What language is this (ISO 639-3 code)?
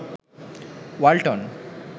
ben